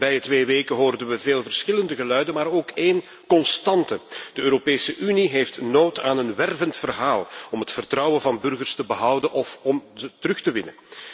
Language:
Dutch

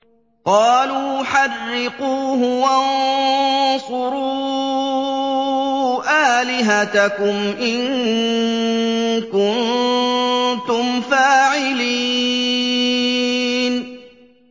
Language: Arabic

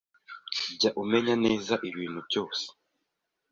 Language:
Kinyarwanda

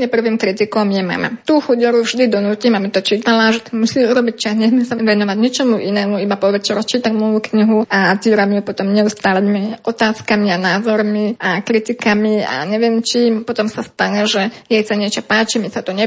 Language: Slovak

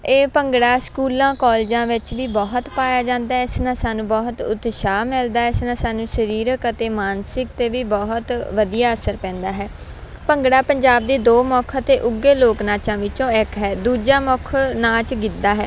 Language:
Punjabi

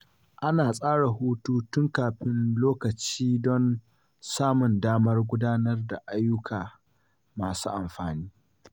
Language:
Hausa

